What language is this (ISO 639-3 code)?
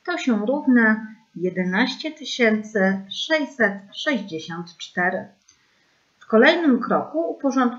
pol